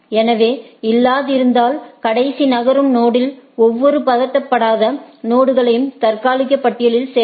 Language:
Tamil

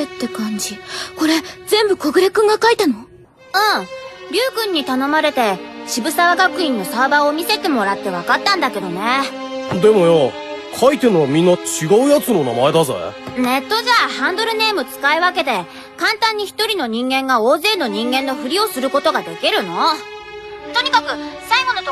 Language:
Japanese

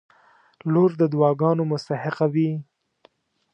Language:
Pashto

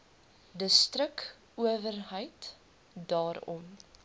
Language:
Afrikaans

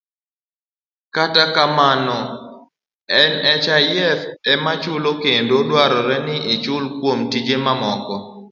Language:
Luo (Kenya and Tanzania)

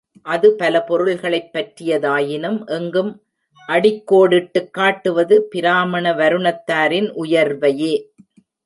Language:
Tamil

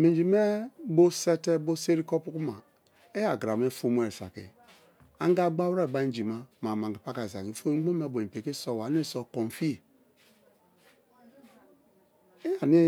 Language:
Kalabari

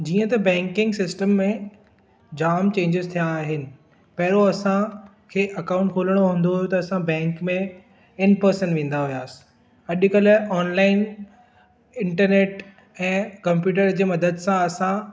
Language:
Sindhi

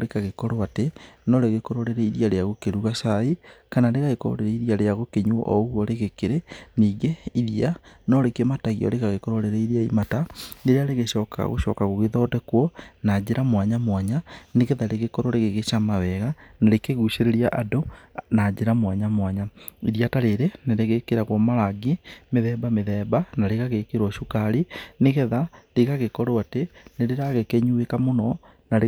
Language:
Kikuyu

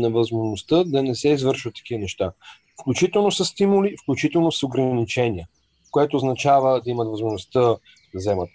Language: Bulgarian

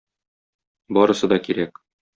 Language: Tatar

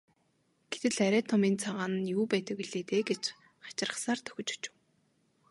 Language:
Mongolian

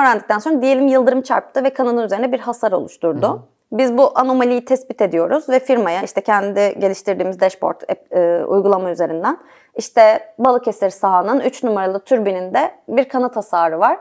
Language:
Turkish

